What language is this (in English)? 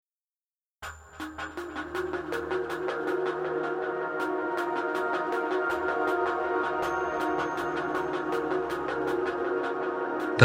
Persian